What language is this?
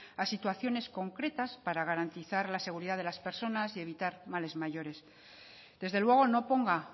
Spanish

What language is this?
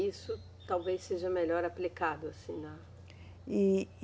Portuguese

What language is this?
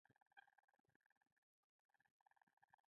Pashto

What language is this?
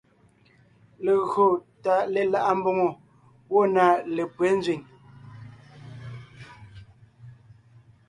Ngiemboon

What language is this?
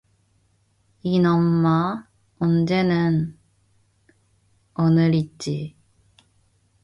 Korean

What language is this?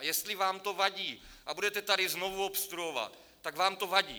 Czech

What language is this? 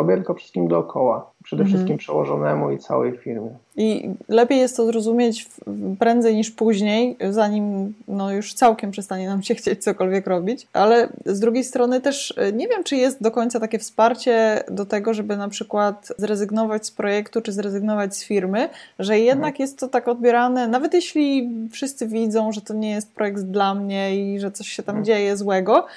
Polish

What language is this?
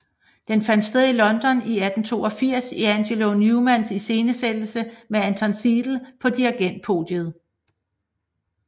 Danish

